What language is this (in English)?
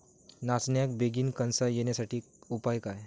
Marathi